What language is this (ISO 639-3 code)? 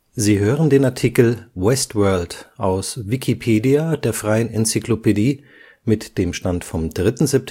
deu